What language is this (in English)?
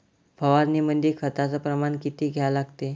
Marathi